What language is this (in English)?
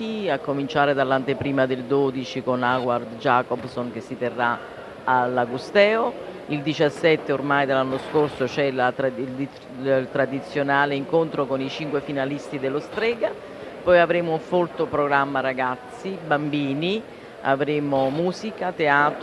Italian